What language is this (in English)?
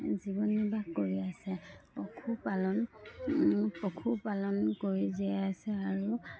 Assamese